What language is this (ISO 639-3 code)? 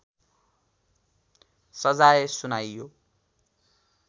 nep